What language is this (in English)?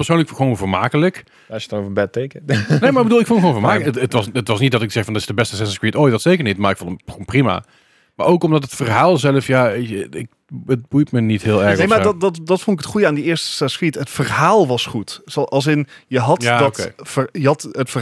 Dutch